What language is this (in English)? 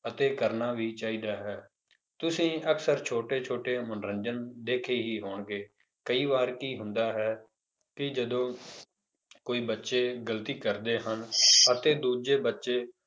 Punjabi